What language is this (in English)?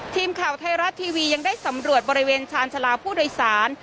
Thai